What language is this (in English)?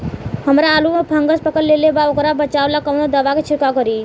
Bhojpuri